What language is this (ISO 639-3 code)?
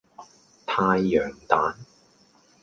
yue